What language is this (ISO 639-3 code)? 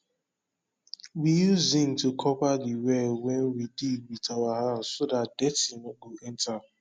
pcm